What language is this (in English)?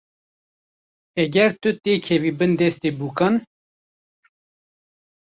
Kurdish